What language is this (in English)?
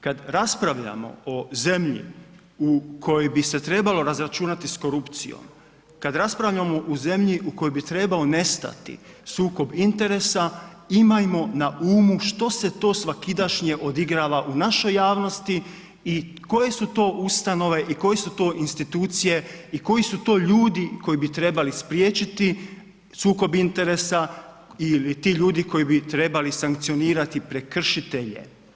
Croatian